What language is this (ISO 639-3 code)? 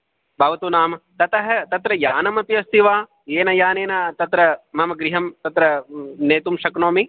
san